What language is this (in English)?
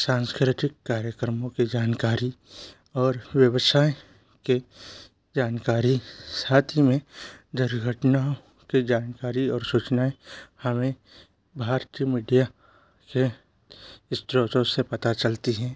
Hindi